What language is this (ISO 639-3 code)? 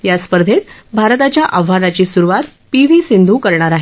mar